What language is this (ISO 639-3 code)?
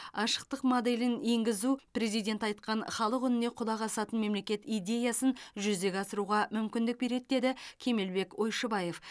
kaz